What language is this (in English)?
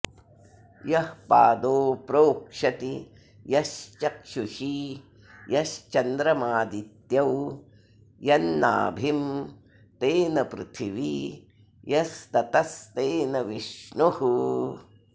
Sanskrit